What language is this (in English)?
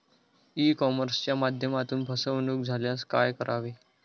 Marathi